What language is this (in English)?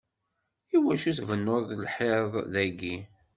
Kabyle